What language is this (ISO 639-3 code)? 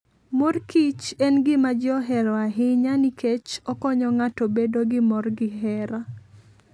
luo